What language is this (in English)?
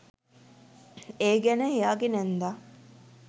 Sinhala